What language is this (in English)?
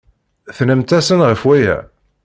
Kabyle